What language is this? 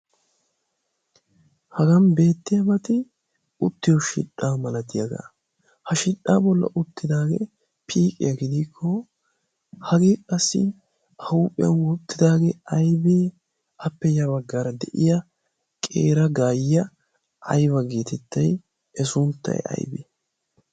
Wolaytta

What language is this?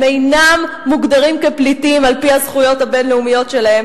Hebrew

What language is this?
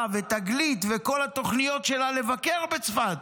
Hebrew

